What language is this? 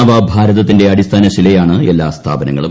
Malayalam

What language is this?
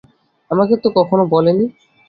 Bangla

